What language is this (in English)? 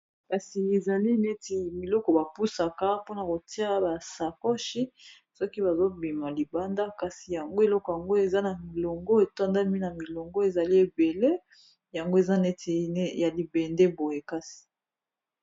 Lingala